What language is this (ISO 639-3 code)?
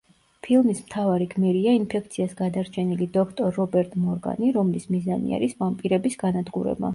kat